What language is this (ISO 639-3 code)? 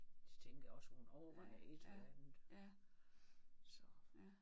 dan